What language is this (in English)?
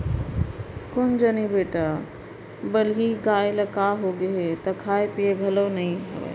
Chhattisgarhi